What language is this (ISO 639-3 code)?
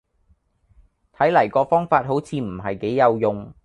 yue